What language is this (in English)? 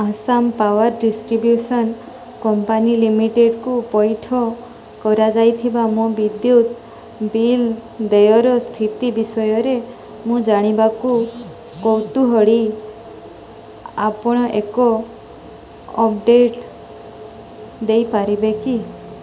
Odia